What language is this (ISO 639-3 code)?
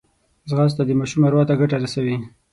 pus